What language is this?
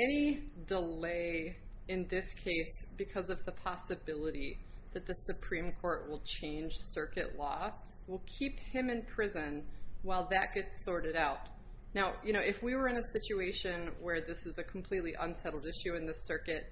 English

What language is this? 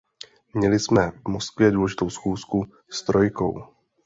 Czech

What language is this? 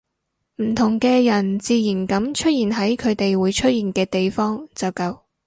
Cantonese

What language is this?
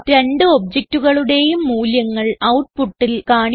Malayalam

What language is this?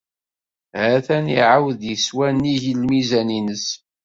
Kabyle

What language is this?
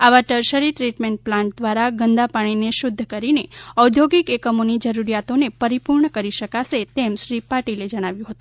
Gujarati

